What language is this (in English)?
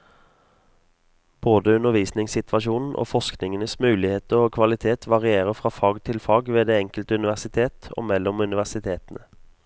Norwegian